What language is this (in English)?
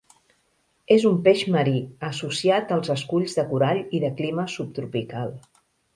Catalan